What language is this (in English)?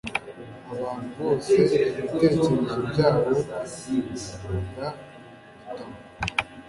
Kinyarwanda